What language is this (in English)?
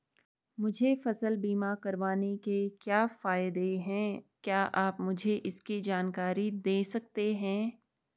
Hindi